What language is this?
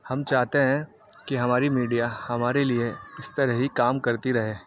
Urdu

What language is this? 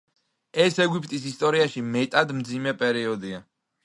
Georgian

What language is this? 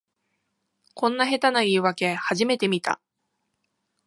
Japanese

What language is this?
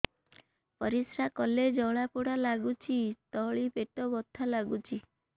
Odia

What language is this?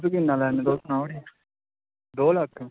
Dogri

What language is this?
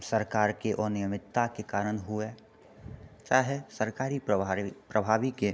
Maithili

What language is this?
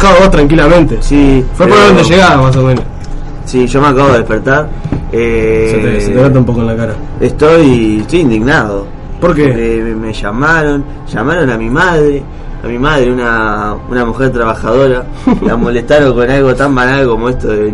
Spanish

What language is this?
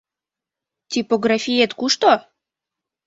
Mari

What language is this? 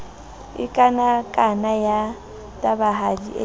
Southern Sotho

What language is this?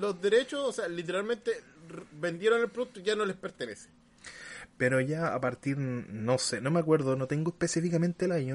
Spanish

